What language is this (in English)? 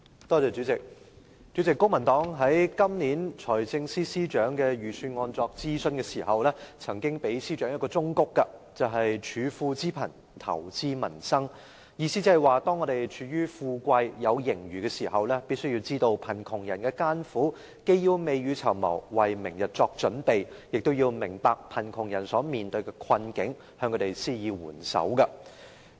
Cantonese